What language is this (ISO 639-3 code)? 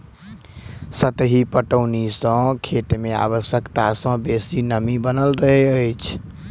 mai